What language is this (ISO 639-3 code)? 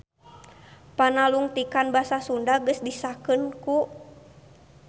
sun